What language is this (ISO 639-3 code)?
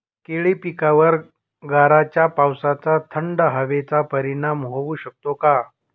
mar